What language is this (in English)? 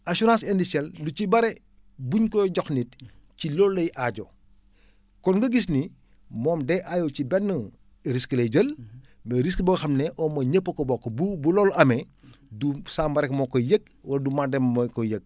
Wolof